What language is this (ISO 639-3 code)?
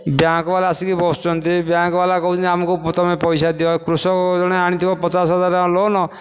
ori